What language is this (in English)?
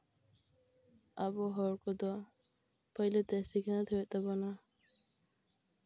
Santali